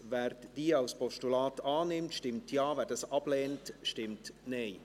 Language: Swiss German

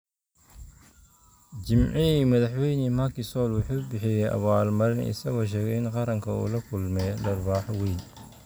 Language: Somali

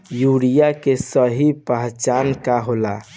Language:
Bhojpuri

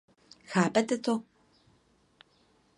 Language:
Czech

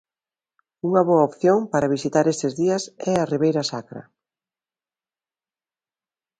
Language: Galician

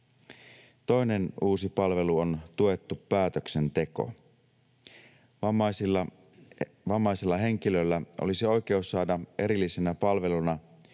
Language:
Finnish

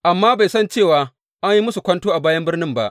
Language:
Hausa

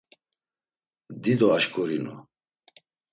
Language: Laz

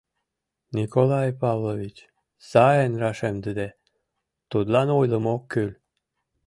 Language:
Mari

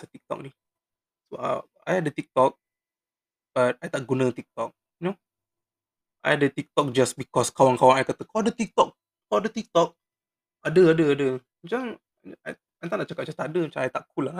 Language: Malay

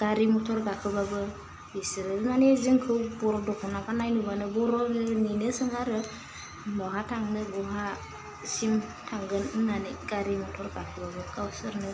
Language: Bodo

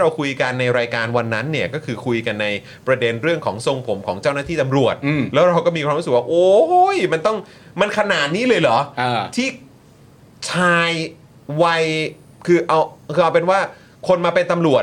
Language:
Thai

